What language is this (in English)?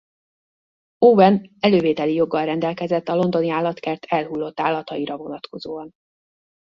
Hungarian